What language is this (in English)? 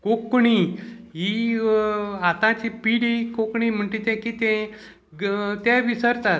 Konkani